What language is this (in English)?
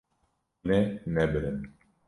Kurdish